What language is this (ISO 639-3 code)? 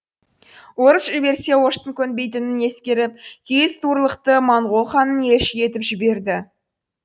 kaz